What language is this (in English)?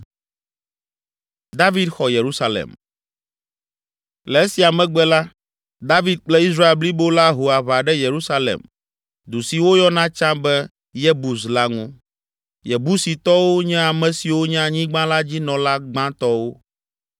Ewe